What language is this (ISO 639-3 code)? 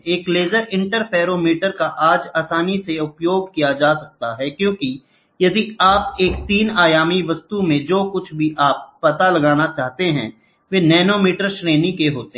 hin